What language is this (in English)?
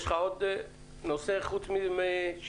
Hebrew